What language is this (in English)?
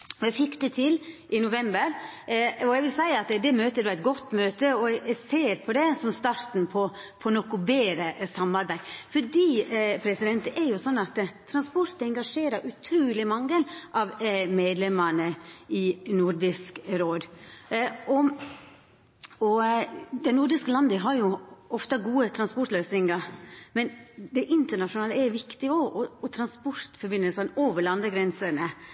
Norwegian Nynorsk